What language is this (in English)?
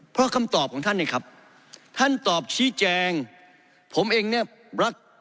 Thai